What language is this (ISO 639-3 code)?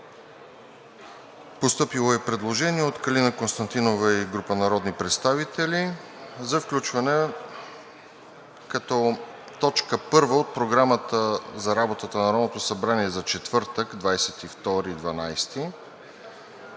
bul